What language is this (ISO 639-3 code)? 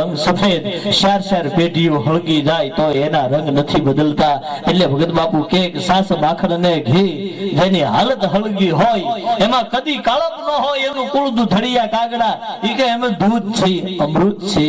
ind